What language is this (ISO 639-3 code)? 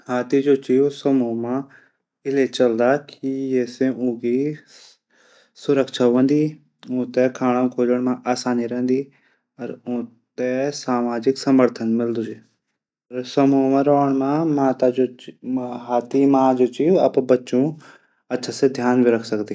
gbm